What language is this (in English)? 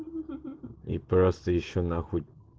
Russian